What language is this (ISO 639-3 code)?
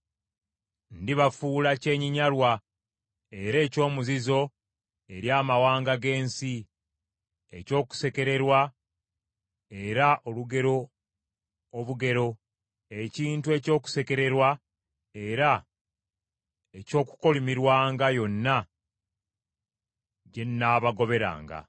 lug